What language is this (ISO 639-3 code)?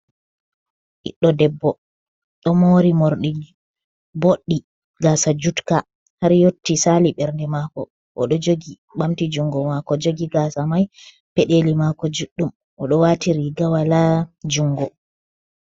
ful